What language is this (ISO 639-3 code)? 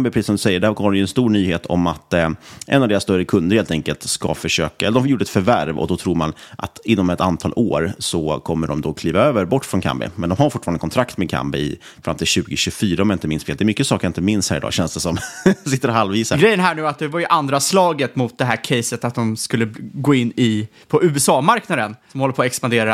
swe